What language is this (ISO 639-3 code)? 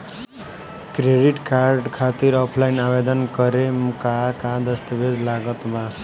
bho